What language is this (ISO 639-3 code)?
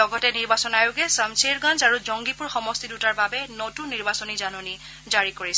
asm